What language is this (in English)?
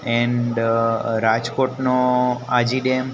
Gujarati